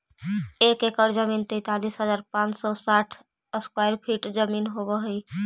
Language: Magahi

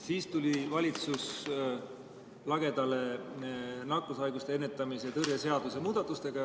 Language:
Estonian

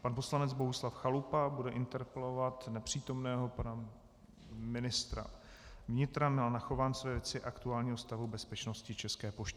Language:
Czech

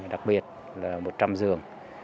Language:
Vietnamese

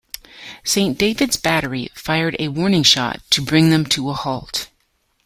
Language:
English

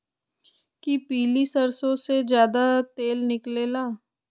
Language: Magahi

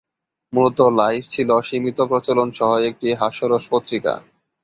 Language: Bangla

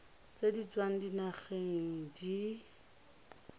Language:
Tswana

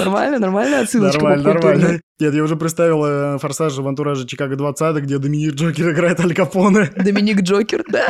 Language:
Russian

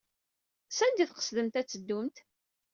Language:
Kabyle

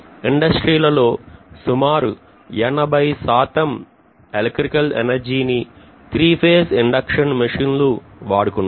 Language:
Telugu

